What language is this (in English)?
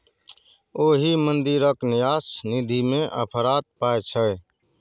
Maithili